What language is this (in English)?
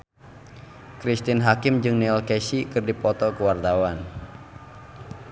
Sundanese